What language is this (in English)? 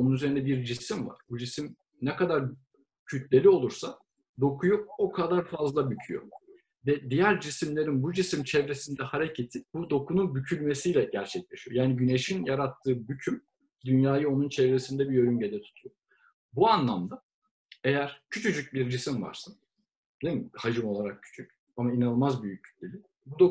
Turkish